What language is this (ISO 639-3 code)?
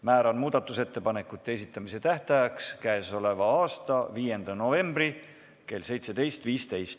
est